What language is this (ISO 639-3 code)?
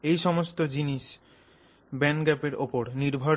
ben